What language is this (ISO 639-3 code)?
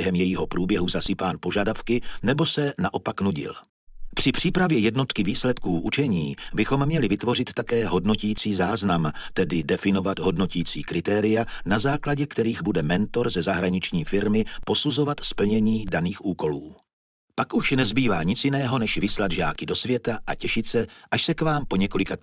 ces